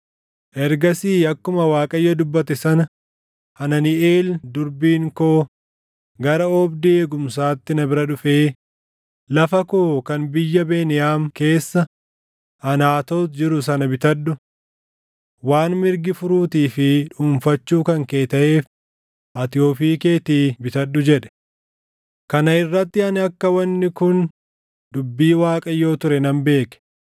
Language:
Oromo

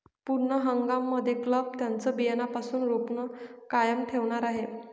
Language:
Marathi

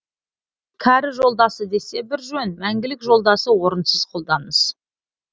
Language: Kazakh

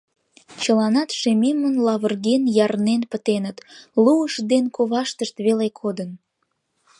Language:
Mari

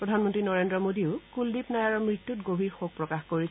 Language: Assamese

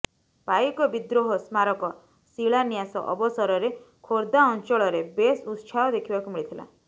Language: Odia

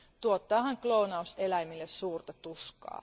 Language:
Finnish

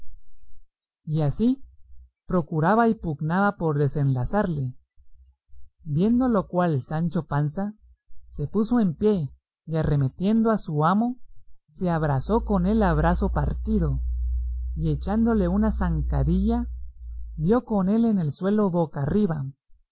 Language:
Spanish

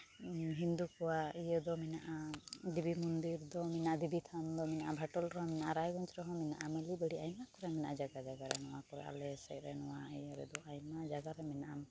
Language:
Santali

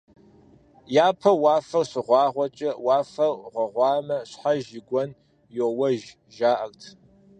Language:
Kabardian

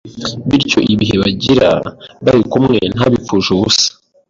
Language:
Kinyarwanda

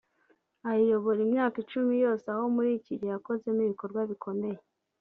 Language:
Kinyarwanda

